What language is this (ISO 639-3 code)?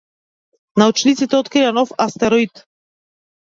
mkd